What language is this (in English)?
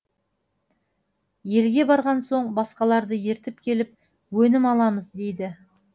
Kazakh